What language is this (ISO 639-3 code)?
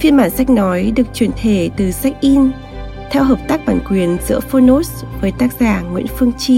vie